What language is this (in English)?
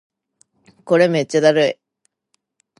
Japanese